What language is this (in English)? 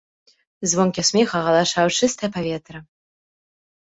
Belarusian